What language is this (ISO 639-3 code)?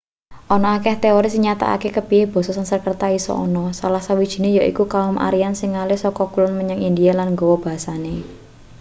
jav